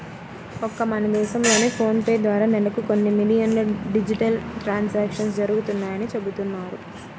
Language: Telugu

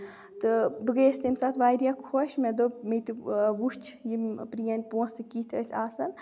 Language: Kashmiri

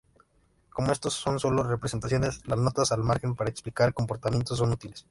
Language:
Spanish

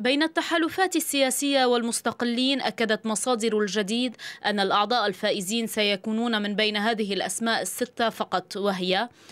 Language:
Arabic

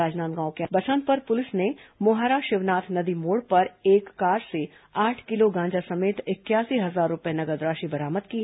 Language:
Hindi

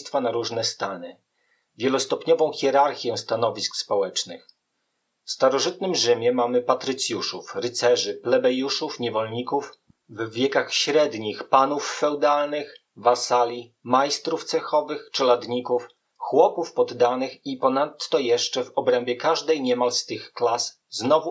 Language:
Polish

